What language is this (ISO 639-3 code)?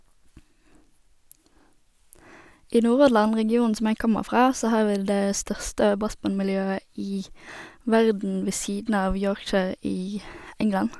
nor